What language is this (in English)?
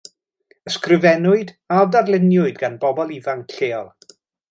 Welsh